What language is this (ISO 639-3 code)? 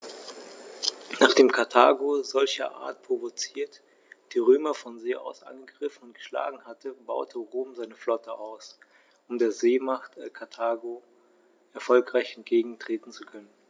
deu